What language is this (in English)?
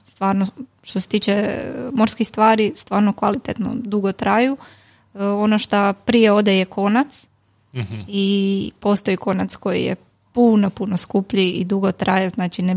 Croatian